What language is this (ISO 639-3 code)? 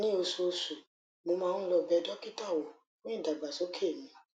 yor